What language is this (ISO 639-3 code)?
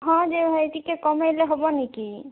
ori